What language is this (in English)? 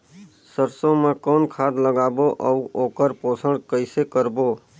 Chhattisgarhi